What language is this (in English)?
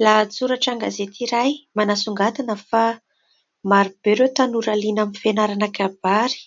Malagasy